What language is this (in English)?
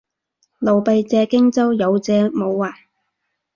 Cantonese